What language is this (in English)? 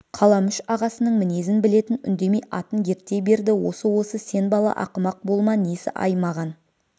Kazakh